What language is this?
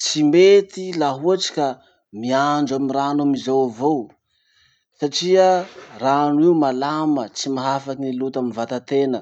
Masikoro Malagasy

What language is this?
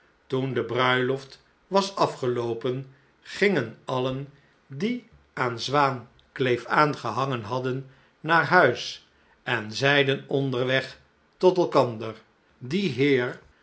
Dutch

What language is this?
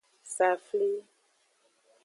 Aja (Benin)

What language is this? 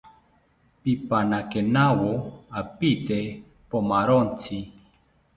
South Ucayali Ashéninka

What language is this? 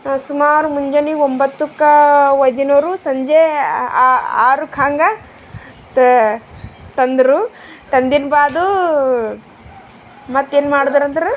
Kannada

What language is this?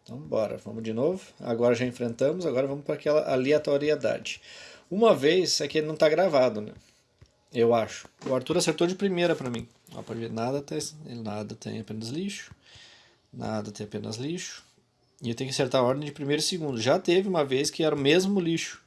Portuguese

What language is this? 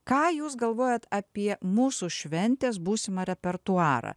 Lithuanian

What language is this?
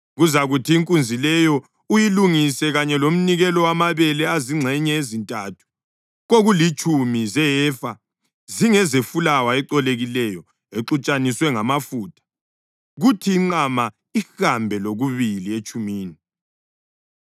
North Ndebele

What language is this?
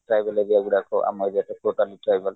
Odia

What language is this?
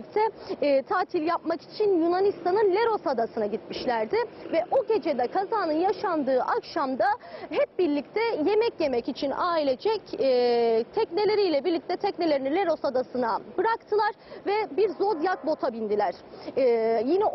Turkish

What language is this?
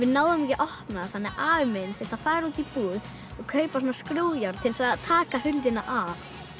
Icelandic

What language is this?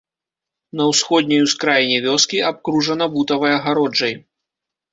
Belarusian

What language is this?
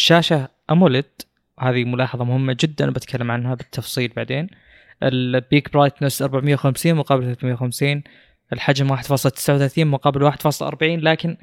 Arabic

